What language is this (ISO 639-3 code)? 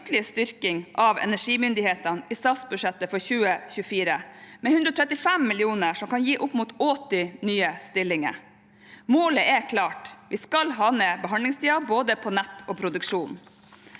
nor